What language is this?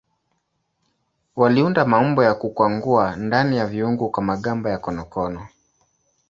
Swahili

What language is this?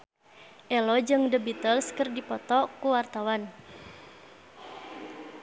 Sundanese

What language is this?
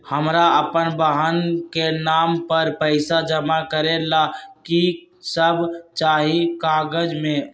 Magahi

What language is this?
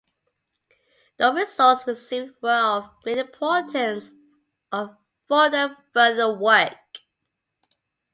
English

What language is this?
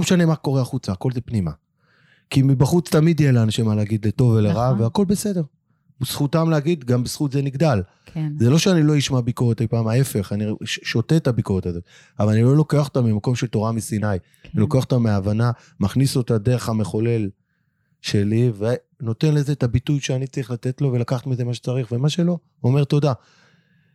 Hebrew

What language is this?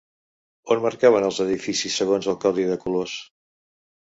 Catalan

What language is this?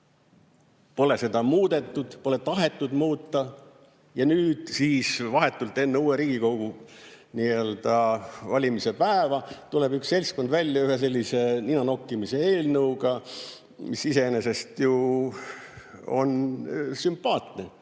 Estonian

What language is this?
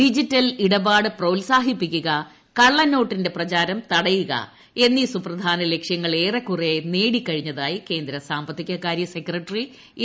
Malayalam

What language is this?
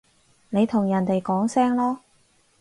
Cantonese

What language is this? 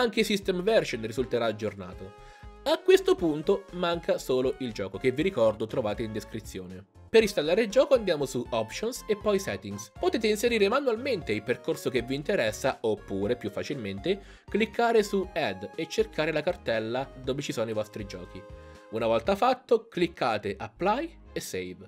Italian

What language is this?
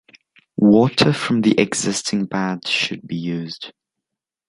English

